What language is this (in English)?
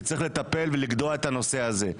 Hebrew